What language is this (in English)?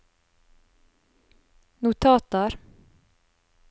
Norwegian